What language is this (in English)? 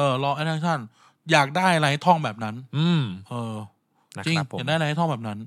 Thai